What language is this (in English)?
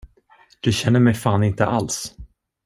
Swedish